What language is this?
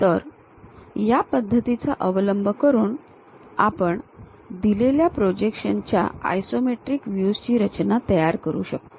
Marathi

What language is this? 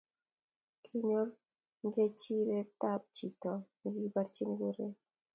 Kalenjin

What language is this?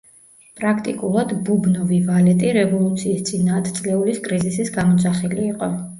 Georgian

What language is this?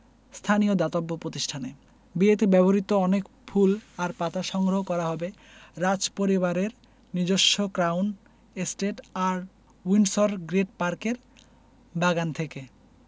Bangla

